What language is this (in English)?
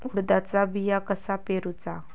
Marathi